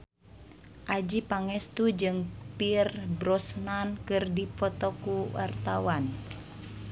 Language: Sundanese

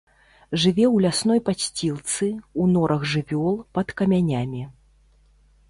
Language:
Belarusian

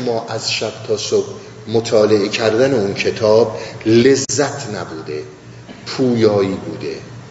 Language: Persian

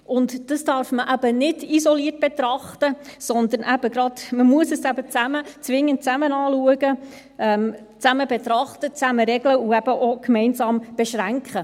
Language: Swiss German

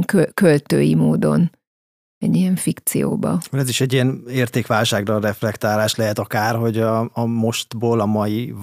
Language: Hungarian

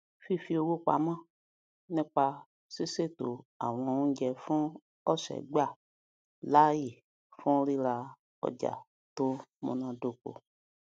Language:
Yoruba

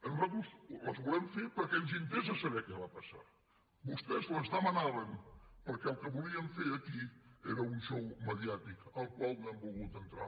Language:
Catalan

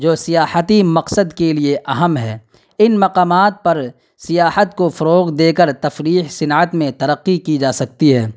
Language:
Urdu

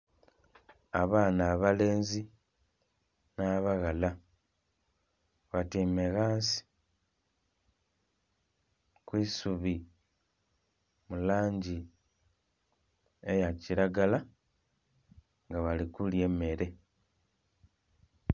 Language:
Soga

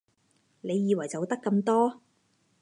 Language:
Cantonese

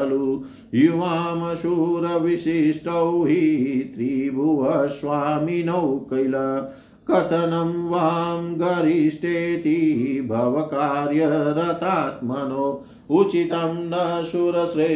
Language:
Hindi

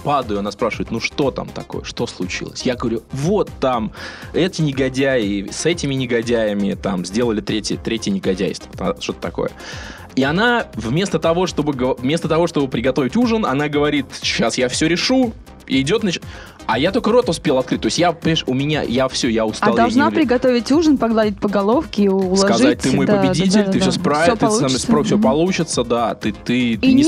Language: Russian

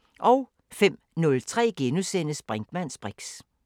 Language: Danish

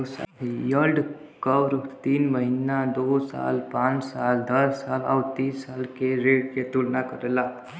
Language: Bhojpuri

